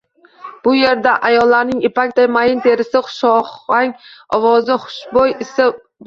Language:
Uzbek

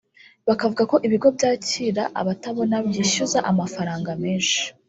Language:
Kinyarwanda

